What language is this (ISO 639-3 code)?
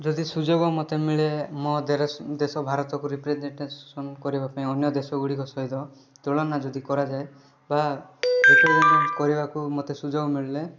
ori